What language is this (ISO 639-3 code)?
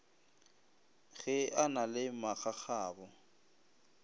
nso